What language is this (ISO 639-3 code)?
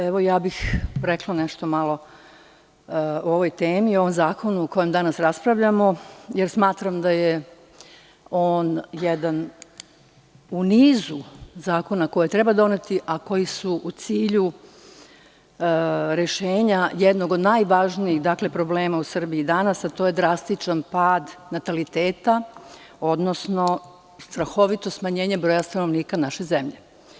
srp